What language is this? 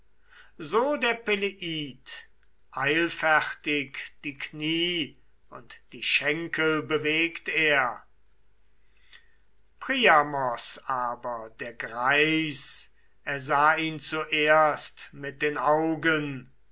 German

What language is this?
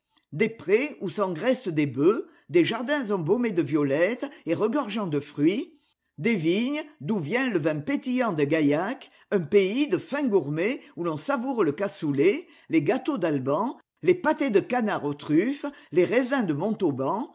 French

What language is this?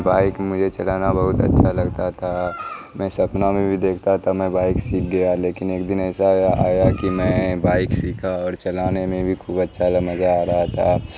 Urdu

